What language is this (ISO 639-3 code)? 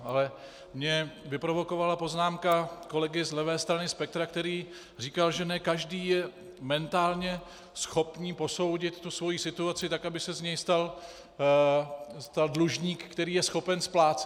ces